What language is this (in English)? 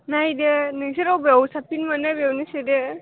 Bodo